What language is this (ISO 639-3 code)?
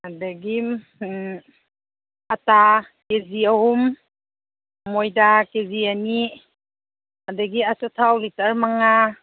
mni